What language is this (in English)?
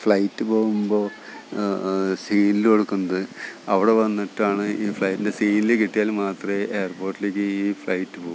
Malayalam